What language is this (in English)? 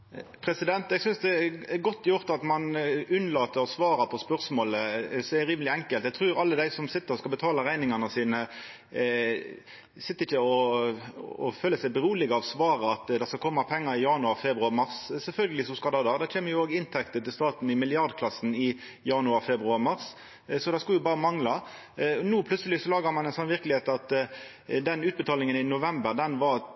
Norwegian Nynorsk